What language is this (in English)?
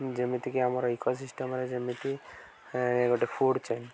Odia